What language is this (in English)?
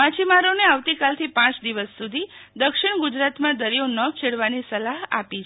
Gujarati